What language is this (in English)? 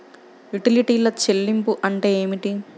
Telugu